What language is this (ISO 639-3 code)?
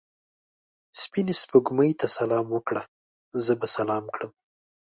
pus